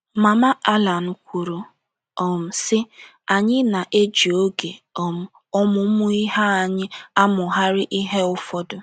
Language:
Igbo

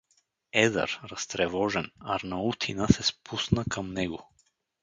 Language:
Bulgarian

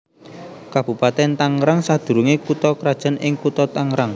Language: Javanese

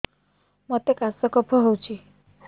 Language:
Odia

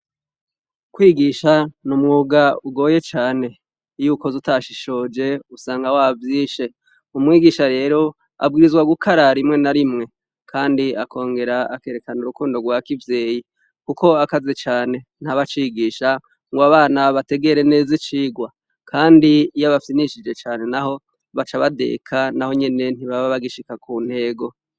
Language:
Rundi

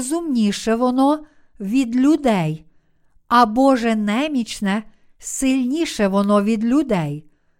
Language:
Ukrainian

